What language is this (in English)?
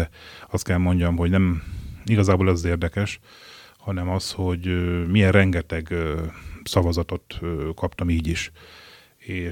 Hungarian